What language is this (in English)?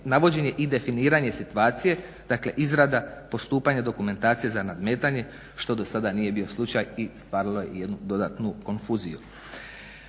Croatian